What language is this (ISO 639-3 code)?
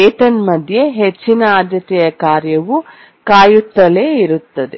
kan